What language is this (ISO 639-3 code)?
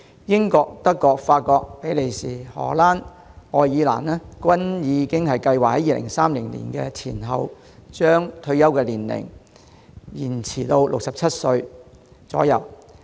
yue